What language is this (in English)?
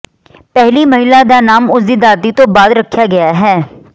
Punjabi